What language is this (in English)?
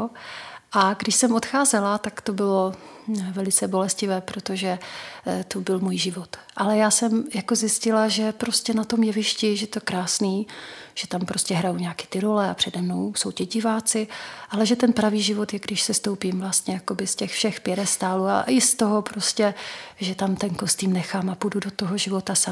Czech